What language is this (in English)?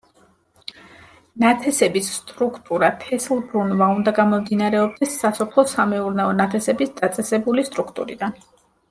Georgian